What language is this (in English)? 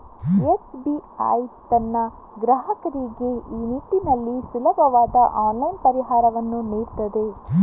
Kannada